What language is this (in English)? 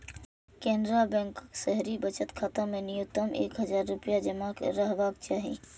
Maithili